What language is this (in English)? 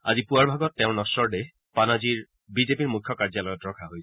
Assamese